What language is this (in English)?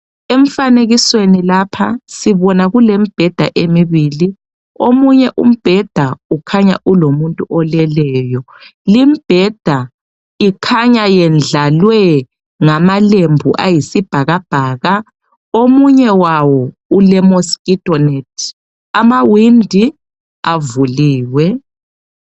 North Ndebele